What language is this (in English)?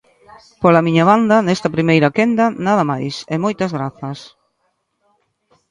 Galician